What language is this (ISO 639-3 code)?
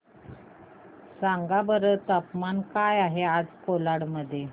mar